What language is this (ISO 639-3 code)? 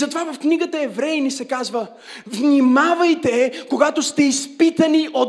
bul